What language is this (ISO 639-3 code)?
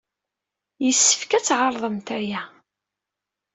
kab